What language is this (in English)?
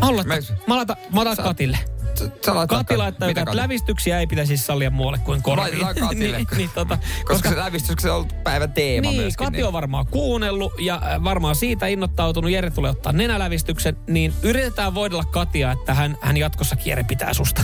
Finnish